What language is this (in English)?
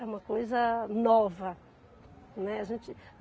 Portuguese